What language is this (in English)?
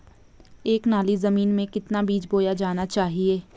Hindi